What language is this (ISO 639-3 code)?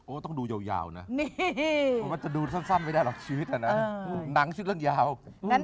tha